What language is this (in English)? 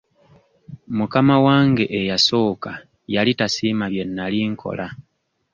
Ganda